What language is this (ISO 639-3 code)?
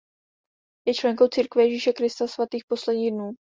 ces